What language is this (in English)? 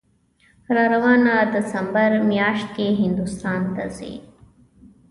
Pashto